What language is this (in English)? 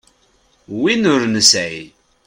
Kabyle